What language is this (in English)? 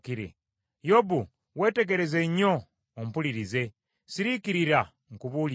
Ganda